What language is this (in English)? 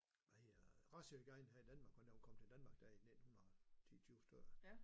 Danish